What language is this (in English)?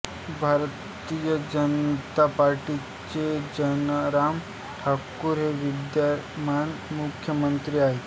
Marathi